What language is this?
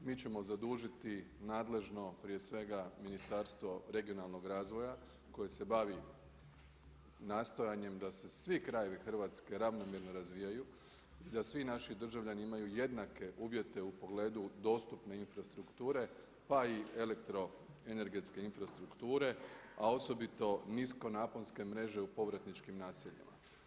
Croatian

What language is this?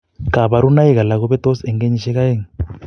Kalenjin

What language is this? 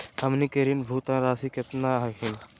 Magahi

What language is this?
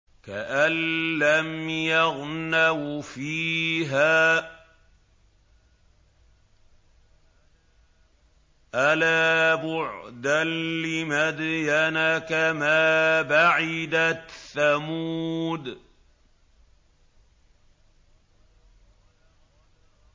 Arabic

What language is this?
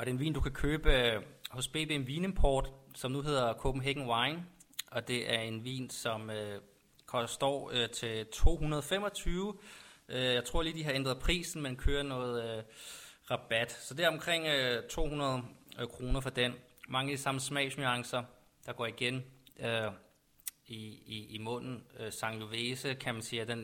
Danish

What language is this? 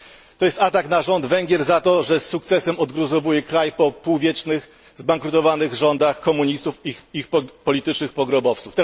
Polish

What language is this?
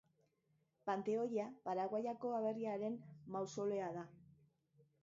Basque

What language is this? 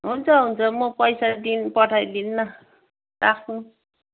Nepali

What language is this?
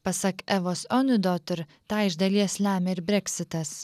Lithuanian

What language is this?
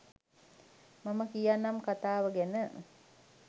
Sinhala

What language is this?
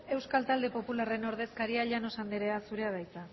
Basque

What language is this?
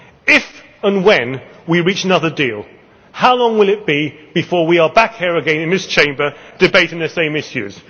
English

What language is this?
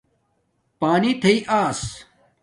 Domaaki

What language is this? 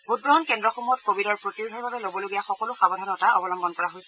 Assamese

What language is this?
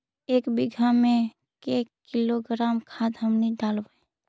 Magahi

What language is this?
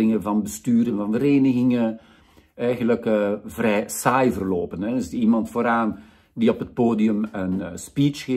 Dutch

